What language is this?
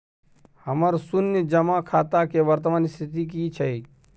Maithili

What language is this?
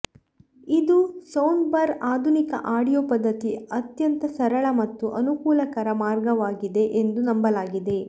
Kannada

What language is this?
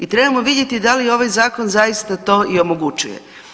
Croatian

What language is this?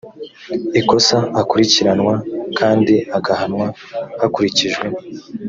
Kinyarwanda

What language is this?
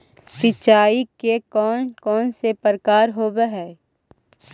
Magahi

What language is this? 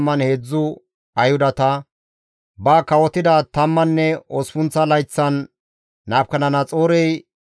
Gamo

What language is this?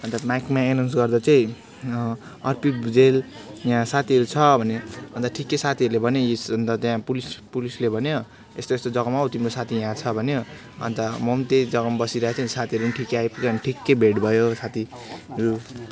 Nepali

